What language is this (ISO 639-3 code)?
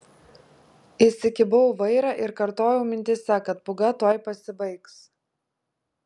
lit